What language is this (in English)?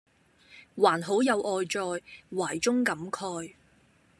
Cantonese